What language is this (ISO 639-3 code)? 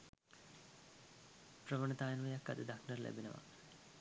sin